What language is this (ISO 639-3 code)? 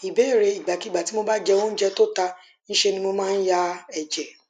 yor